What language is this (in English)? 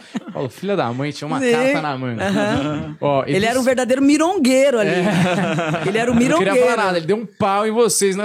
Portuguese